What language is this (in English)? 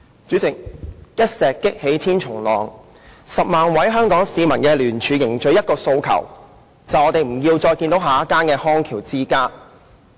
Cantonese